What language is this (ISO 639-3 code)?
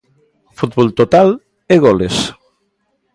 glg